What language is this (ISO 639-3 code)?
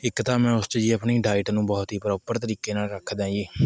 pan